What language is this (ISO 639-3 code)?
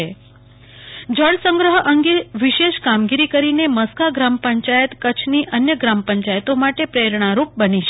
guj